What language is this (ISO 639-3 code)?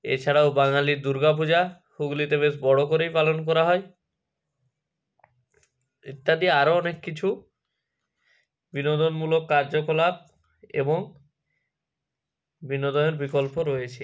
ben